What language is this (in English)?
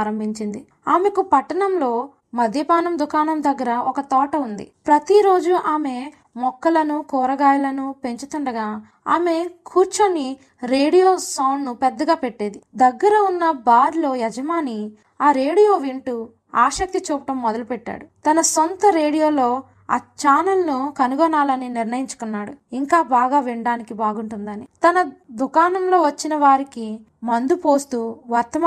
Telugu